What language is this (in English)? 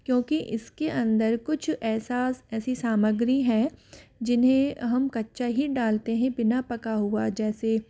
Hindi